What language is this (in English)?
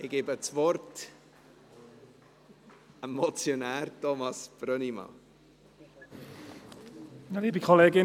Swiss German